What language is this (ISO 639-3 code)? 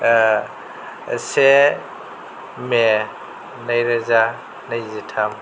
brx